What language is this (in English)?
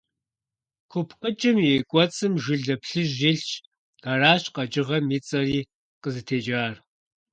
Kabardian